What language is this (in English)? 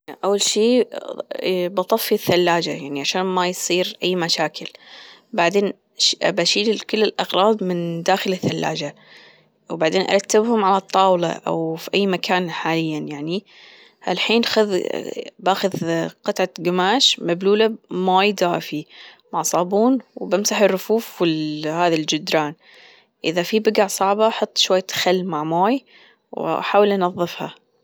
Gulf Arabic